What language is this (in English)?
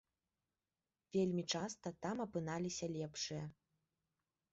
Belarusian